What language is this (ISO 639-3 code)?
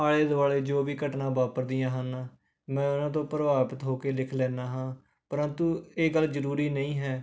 pan